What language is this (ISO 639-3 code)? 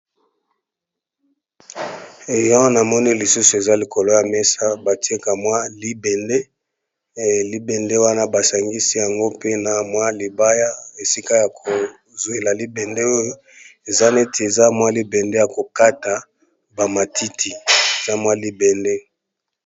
lin